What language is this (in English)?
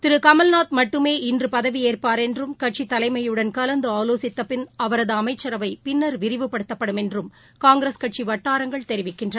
Tamil